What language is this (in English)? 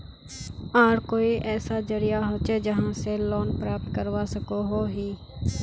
Magahi